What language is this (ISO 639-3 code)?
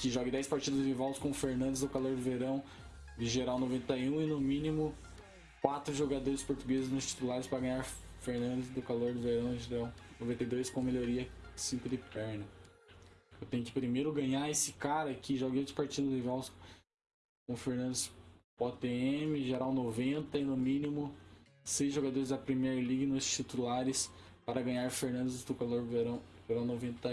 por